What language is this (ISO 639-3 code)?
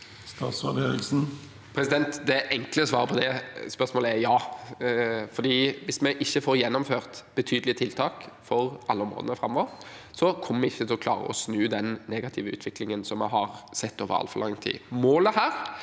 nor